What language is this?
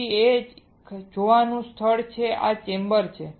Gujarati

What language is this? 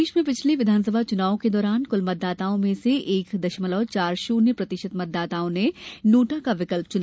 Hindi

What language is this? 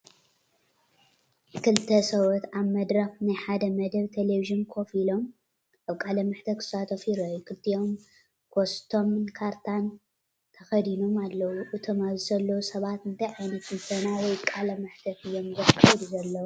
Tigrinya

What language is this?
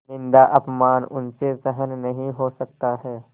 Hindi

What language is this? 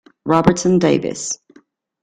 Italian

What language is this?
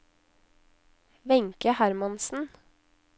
Norwegian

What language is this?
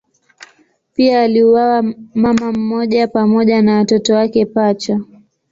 Swahili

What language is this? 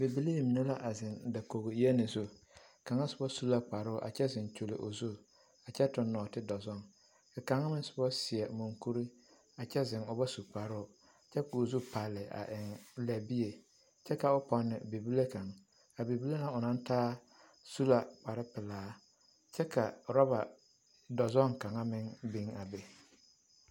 Southern Dagaare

